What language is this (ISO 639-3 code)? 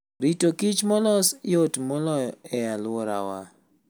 luo